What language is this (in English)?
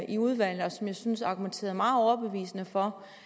Danish